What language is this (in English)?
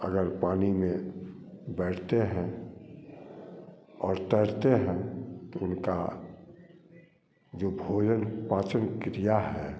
Hindi